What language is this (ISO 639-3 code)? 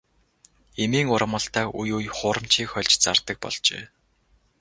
mon